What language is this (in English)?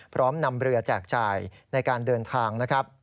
Thai